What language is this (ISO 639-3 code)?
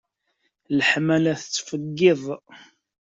kab